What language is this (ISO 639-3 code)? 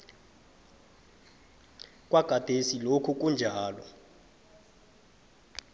nbl